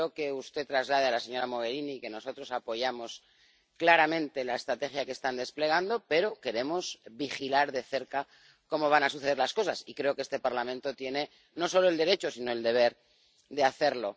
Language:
Spanish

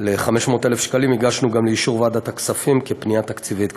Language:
Hebrew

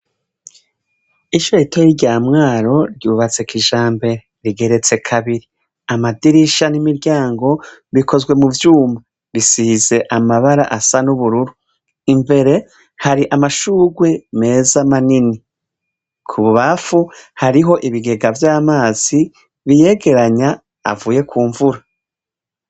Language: Rundi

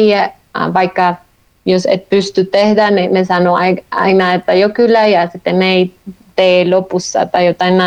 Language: Finnish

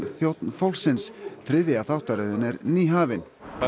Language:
Icelandic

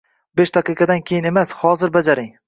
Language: Uzbek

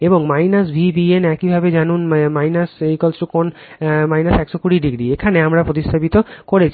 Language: Bangla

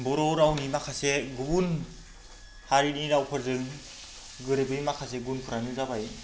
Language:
Bodo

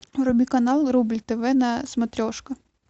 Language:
Russian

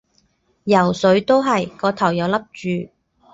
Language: Cantonese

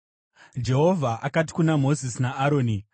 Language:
Shona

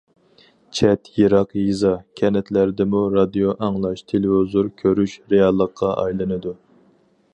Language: Uyghur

